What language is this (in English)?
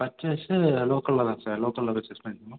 Tamil